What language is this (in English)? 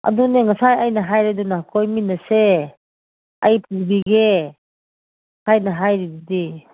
Manipuri